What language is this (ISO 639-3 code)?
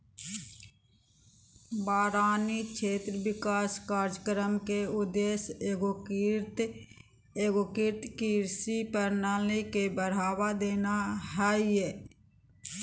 mag